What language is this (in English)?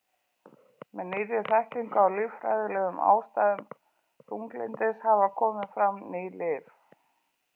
Icelandic